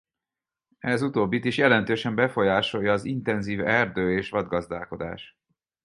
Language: Hungarian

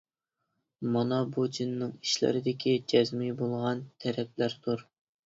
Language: Uyghur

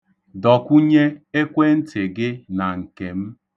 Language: Igbo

